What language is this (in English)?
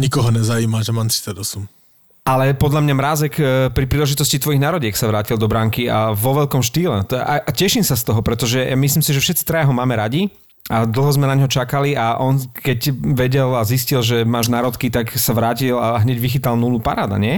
Slovak